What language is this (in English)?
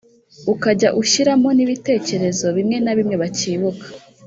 Kinyarwanda